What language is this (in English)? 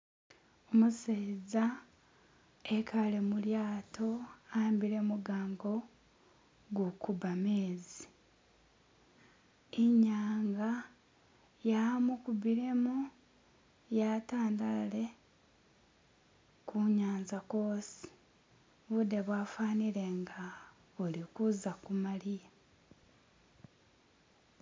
Masaaba